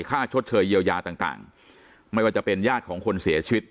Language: Thai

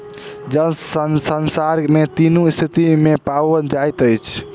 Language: Maithili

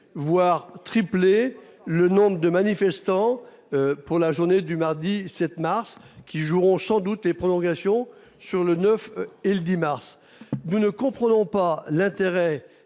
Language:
French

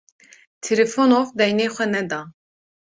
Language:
Kurdish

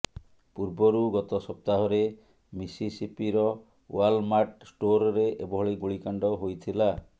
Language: Odia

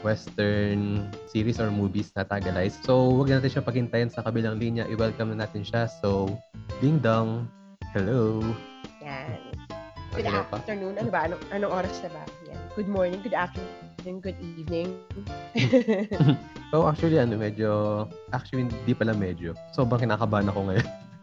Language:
Filipino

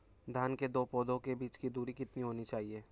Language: Hindi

